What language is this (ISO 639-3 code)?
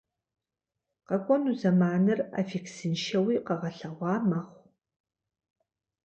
kbd